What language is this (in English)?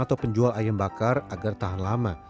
Indonesian